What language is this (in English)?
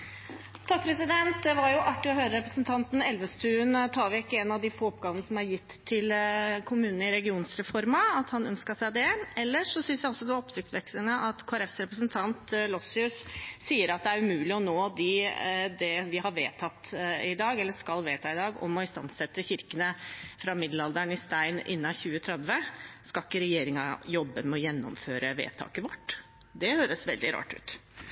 Norwegian Bokmål